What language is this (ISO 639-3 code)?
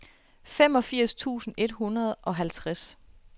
dan